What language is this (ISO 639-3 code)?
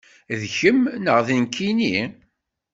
kab